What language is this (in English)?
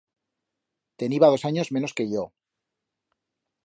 Aragonese